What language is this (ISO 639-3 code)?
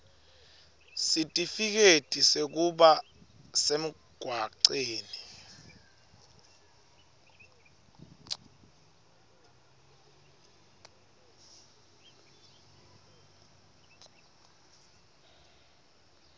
ssw